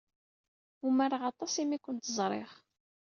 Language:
Kabyle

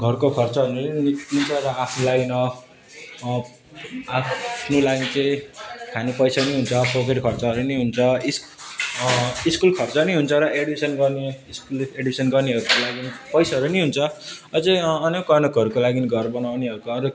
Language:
Nepali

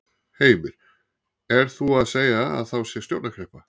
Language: Icelandic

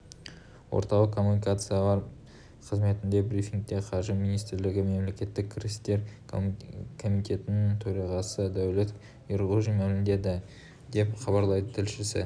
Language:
Kazakh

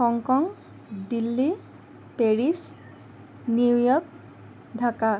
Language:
Assamese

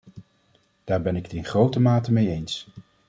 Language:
Dutch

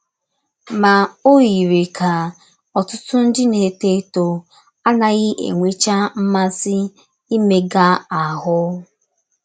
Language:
Igbo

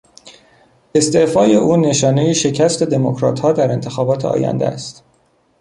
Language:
Persian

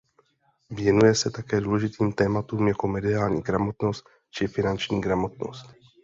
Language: Czech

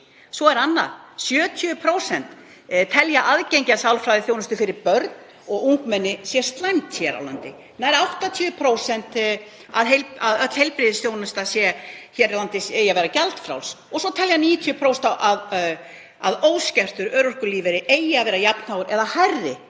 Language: Icelandic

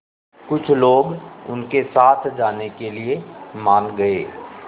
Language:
Hindi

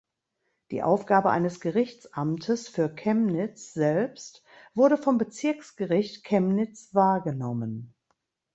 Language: German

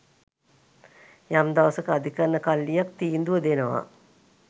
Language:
Sinhala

